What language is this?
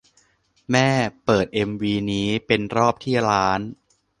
Thai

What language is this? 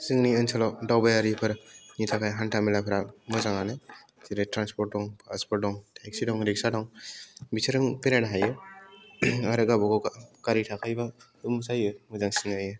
Bodo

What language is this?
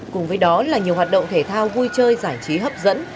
Vietnamese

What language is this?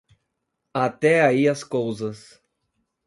Portuguese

